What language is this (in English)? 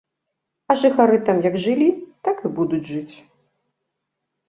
Belarusian